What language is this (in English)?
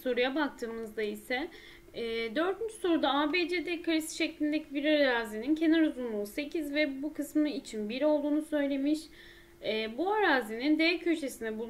Turkish